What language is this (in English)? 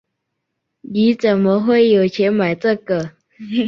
Chinese